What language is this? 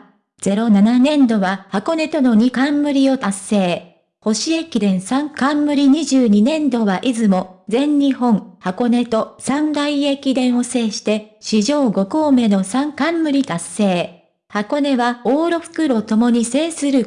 Japanese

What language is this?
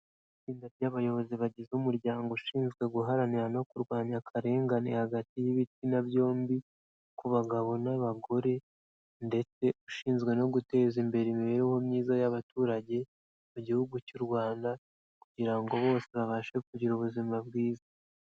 Kinyarwanda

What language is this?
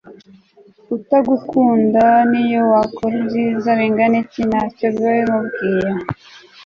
Kinyarwanda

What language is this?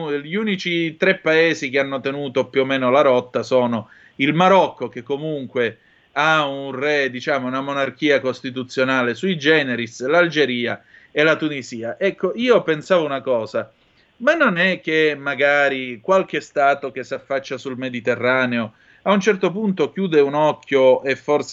Italian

